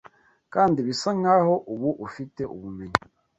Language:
Kinyarwanda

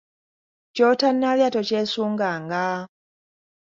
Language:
Ganda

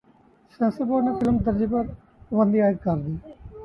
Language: Urdu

